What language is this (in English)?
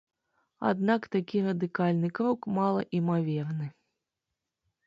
Belarusian